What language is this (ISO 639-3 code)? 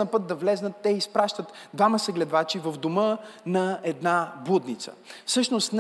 bul